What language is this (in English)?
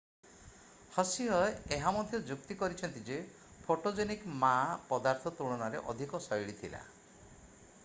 Odia